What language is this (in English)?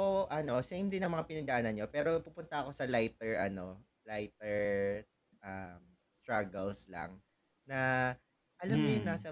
Filipino